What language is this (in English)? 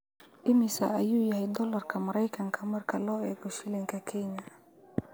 Somali